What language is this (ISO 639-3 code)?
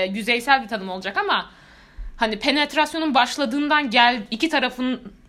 tur